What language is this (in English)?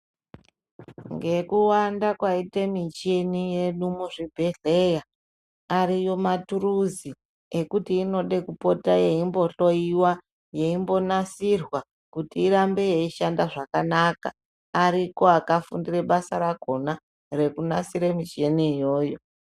Ndau